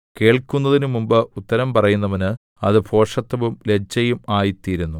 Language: Malayalam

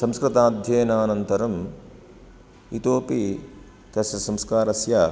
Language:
Sanskrit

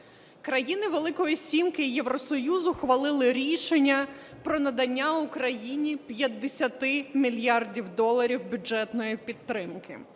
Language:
Ukrainian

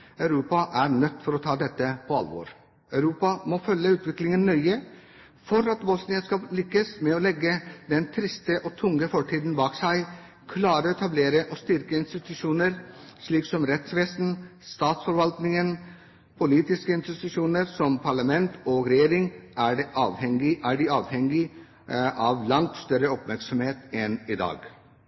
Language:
Norwegian Bokmål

